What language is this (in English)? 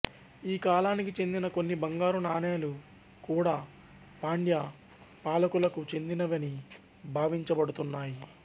Telugu